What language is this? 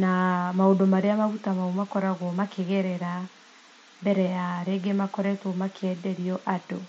Kikuyu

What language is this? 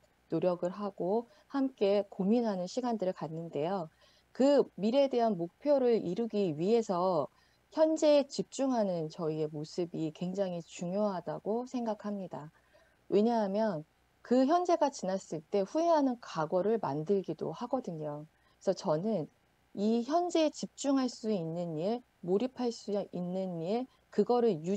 Korean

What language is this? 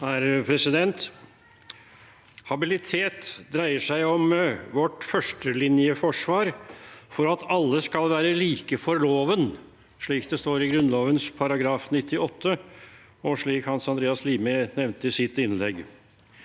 Norwegian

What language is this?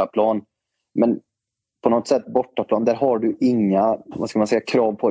Swedish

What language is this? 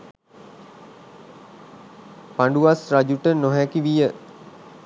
Sinhala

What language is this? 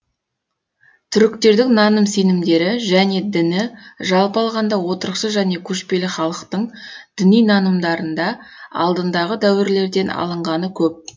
Kazakh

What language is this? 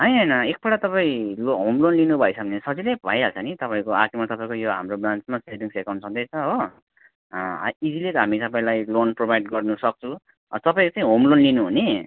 Nepali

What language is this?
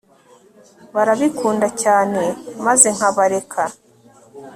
Kinyarwanda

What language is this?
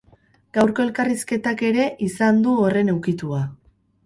Basque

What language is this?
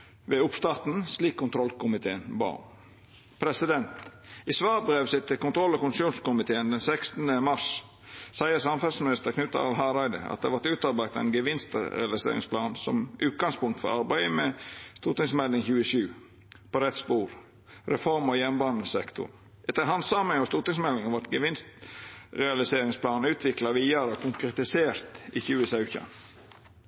Norwegian Nynorsk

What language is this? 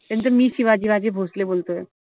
Marathi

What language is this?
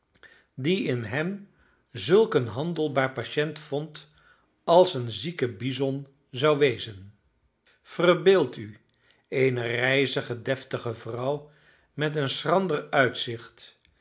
Dutch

